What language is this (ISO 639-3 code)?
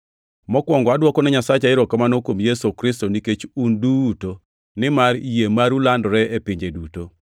luo